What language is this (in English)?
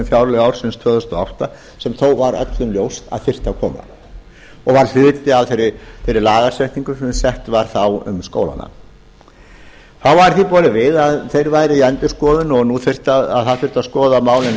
Icelandic